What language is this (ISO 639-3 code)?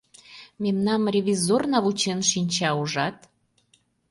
chm